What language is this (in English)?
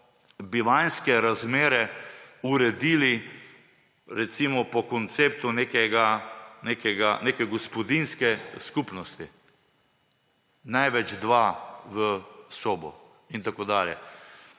Slovenian